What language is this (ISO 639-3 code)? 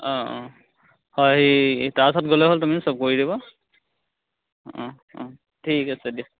asm